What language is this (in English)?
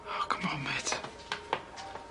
Welsh